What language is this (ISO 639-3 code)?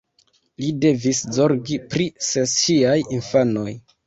epo